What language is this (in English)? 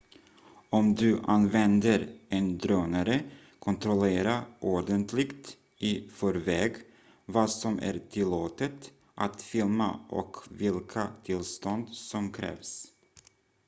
Swedish